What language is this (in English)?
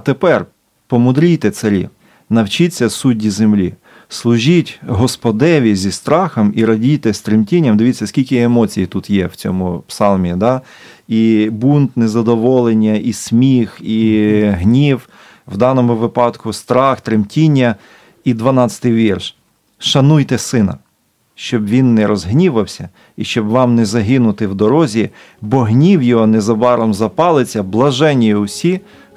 Ukrainian